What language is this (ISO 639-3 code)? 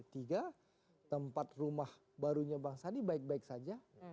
ind